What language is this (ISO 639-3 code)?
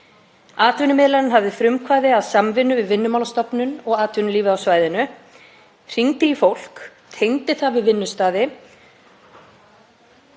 isl